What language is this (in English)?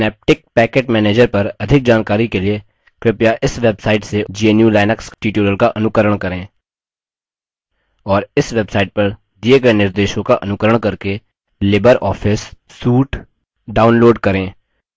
Hindi